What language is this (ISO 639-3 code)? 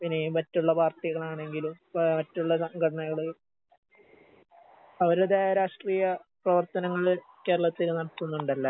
mal